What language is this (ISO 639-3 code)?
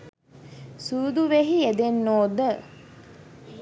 sin